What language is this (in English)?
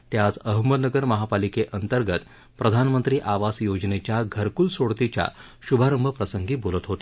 Marathi